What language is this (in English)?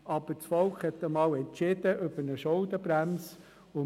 Swiss German